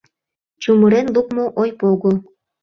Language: Mari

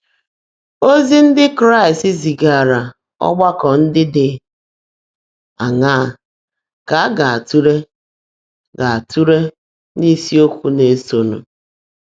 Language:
Igbo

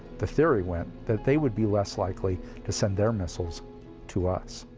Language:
English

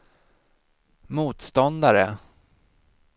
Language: Swedish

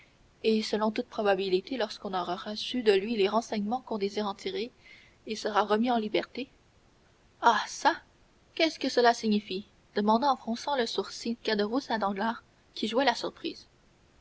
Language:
French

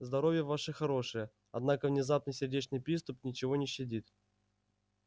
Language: Russian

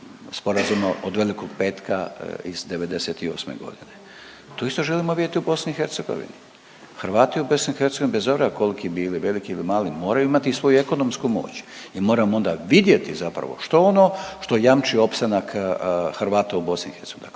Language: Croatian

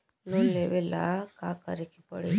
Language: Bhojpuri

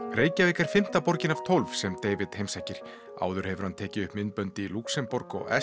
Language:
Icelandic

